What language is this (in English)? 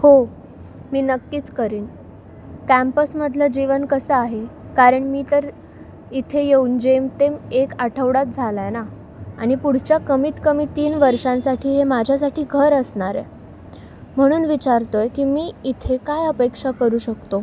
Marathi